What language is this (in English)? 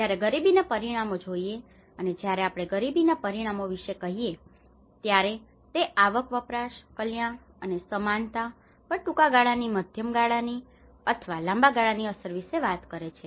Gujarati